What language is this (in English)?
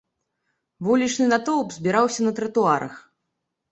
Belarusian